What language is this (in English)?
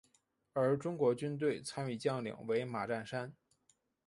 Chinese